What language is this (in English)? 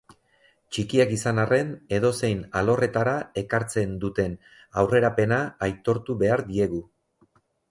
Basque